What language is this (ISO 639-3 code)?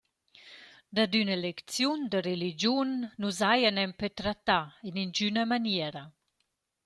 roh